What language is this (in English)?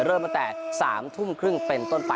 Thai